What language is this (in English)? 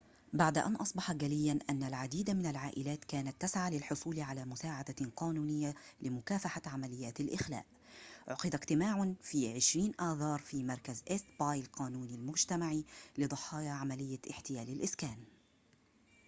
Arabic